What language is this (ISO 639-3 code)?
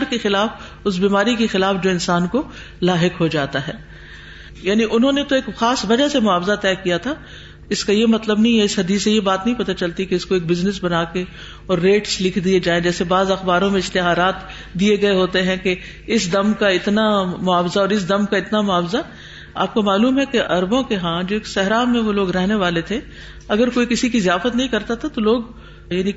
urd